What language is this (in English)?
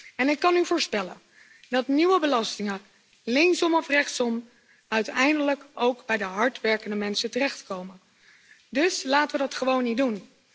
Dutch